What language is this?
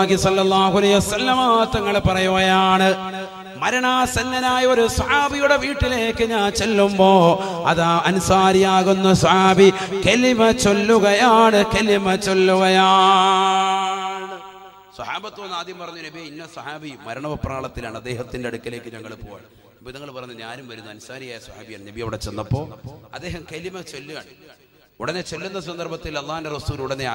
Malayalam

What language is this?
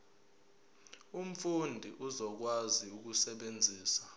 Zulu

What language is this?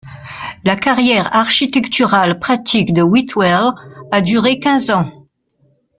French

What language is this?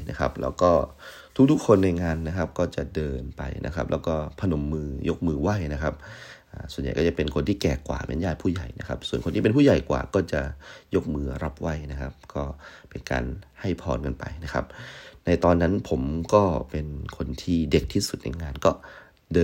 Thai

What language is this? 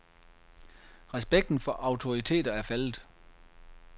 Danish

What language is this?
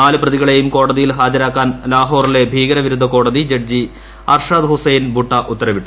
Malayalam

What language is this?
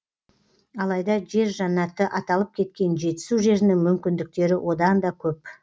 Kazakh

